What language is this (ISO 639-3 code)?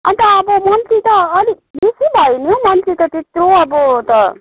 nep